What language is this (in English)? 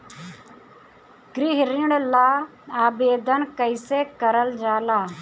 Bhojpuri